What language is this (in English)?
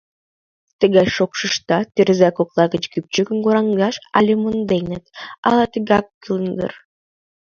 Mari